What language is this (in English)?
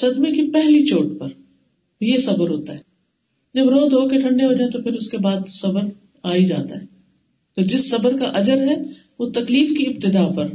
Urdu